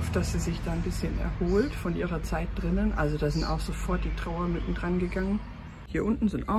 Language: German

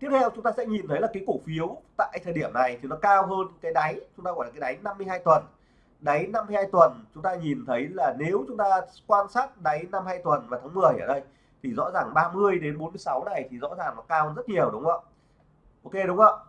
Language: Vietnamese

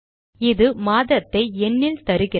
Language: Tamil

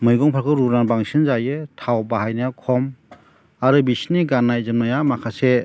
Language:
Bodo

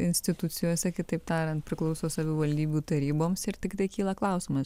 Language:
Lithuanian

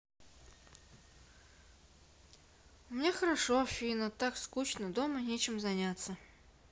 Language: Russian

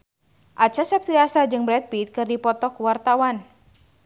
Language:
Sundanese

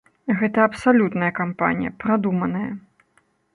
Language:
Belarusian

